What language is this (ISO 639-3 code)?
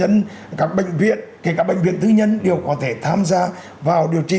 vie